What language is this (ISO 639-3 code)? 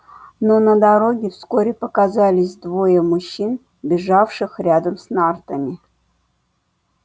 rus